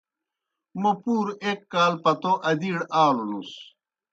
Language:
Kohistani Shina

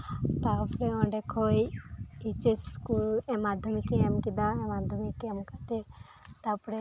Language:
Santali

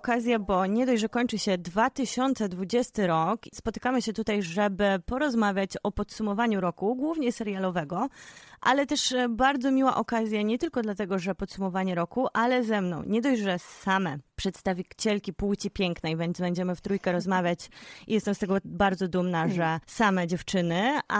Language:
Polish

